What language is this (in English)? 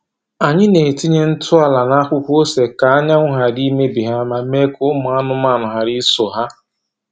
Igbo